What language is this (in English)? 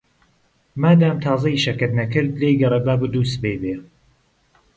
Central Kurdish